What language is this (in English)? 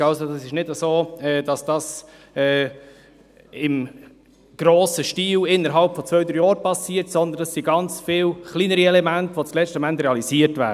Swiss German